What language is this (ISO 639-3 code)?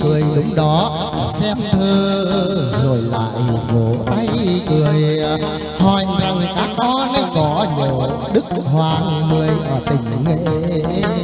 vie